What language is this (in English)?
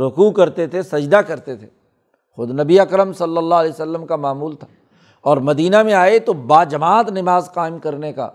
Urdu